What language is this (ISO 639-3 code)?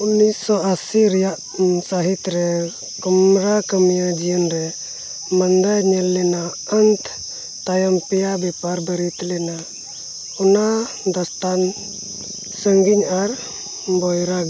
sat